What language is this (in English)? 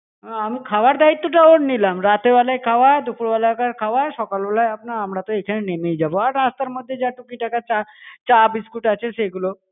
Bangla